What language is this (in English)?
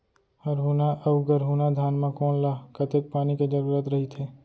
Chhattisgarhi